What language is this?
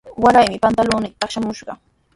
Sihuas Ancash Quechua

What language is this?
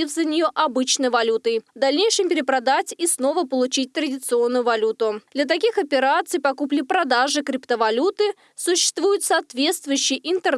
Russian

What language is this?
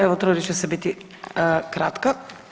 Croatian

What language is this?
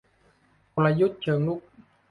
Thai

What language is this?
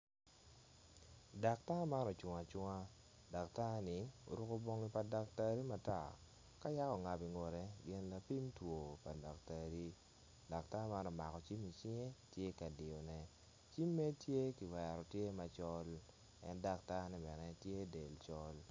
Acoli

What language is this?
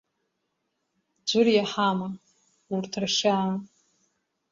Abkhazian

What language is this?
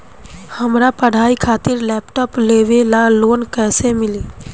Bhojpuri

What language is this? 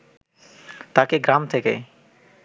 Bangla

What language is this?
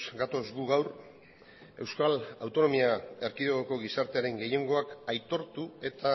Basque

